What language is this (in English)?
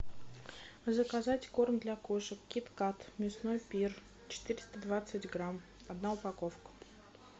Russian